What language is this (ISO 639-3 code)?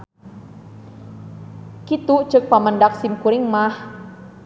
sun